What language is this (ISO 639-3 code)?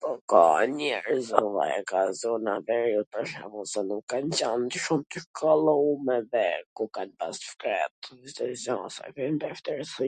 aln